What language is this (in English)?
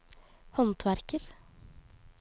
Norwegian